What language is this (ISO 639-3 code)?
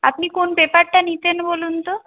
ben